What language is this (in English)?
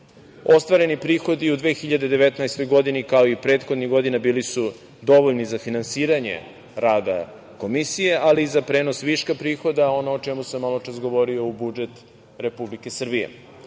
Serbian